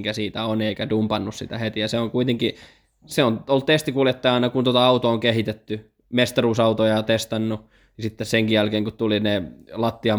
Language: Finnish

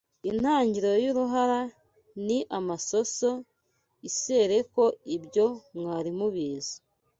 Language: Kinyarwanda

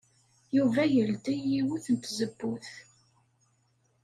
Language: Kabyle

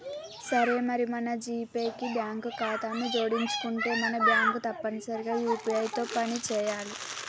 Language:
Telugu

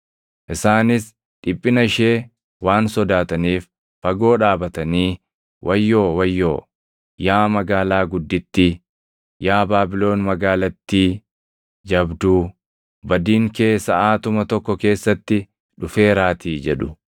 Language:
Oromo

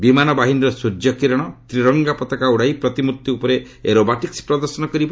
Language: Odia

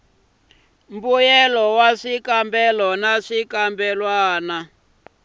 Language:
Tsonga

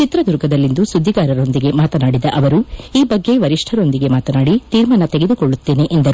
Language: Kannada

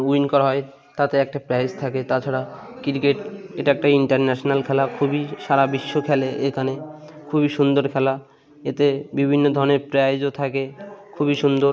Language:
Bangla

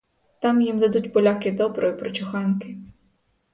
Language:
Ukrainian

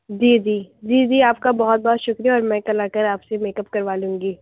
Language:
Urdu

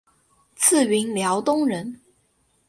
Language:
Chinese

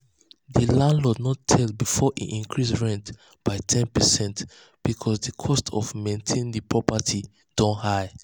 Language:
Nigerian Pidgin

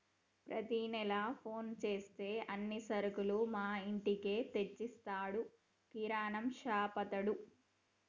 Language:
Telugu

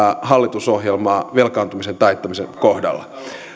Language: Finnish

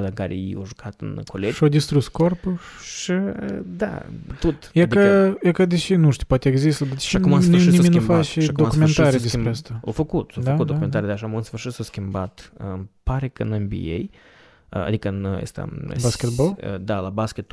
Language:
Romanian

